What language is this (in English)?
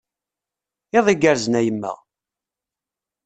Kabyle